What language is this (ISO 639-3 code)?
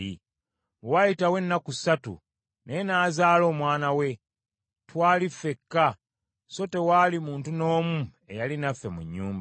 lug